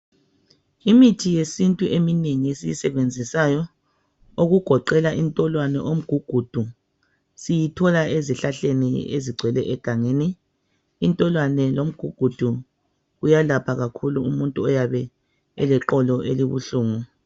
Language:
North Ndebele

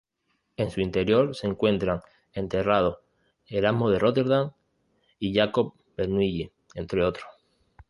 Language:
Spanish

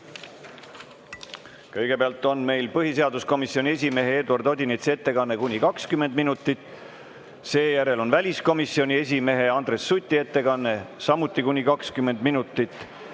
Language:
Estonian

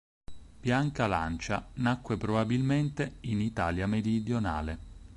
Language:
Italian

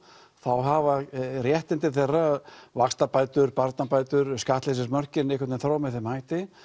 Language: Icelandic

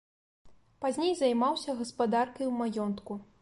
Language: Belarusian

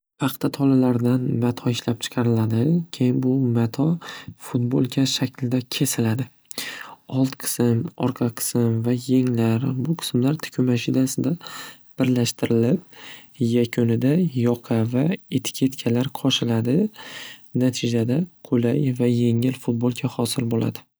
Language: Uzbek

